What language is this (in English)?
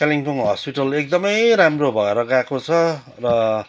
Nepali